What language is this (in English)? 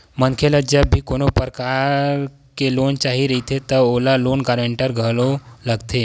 Chhattisgarhi